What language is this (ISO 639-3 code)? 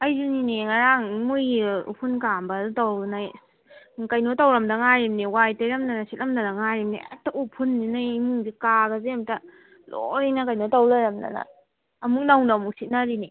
mni